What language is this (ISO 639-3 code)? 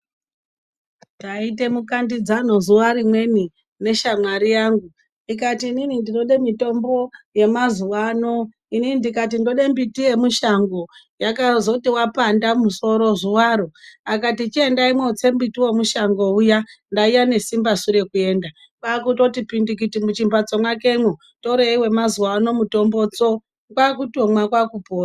ndc